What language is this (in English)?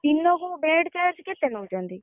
Odia